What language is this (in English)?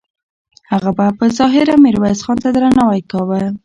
Pashto